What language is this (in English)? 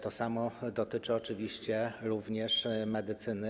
Polish